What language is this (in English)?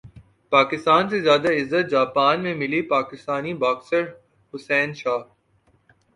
Urdu